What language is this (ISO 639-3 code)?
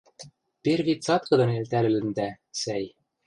mrj